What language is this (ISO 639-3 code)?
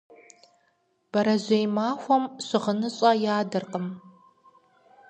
kbd